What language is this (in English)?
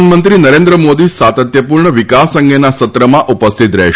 Gujarati